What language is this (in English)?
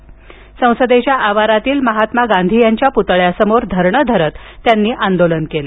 Marathi